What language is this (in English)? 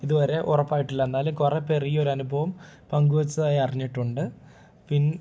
Malayalam